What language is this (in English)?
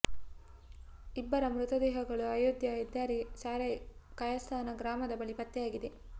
Kannada